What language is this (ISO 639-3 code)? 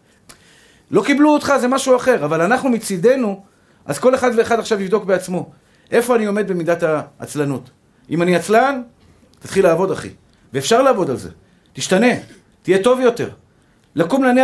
heb